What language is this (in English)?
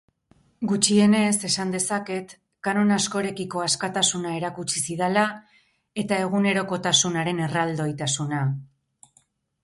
Basque